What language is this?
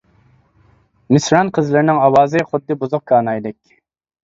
Uyghur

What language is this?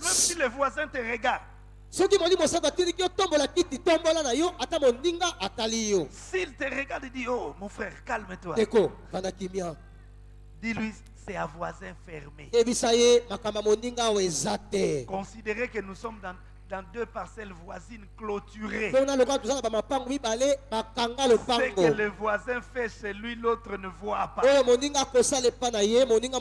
French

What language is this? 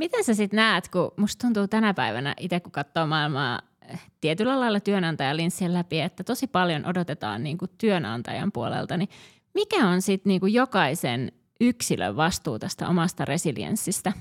Finnish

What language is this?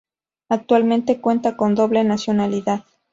Spanish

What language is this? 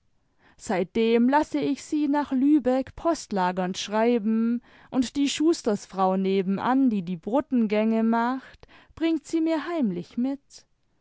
German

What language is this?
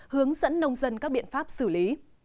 Vietnamese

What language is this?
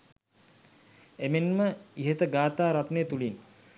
Sinhala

